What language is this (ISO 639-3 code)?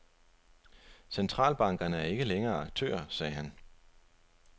dan